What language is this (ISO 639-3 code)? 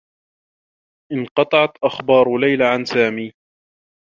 ara